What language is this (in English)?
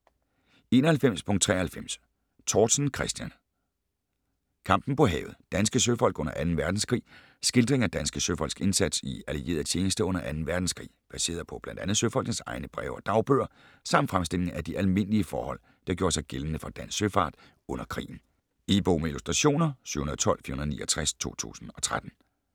Danish